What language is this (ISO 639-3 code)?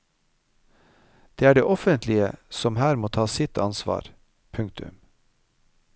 nor